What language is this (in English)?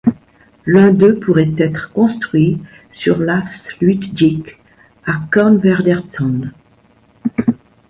French